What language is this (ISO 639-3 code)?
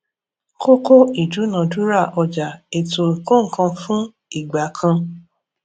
yor